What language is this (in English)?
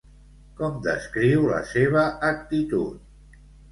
Catalan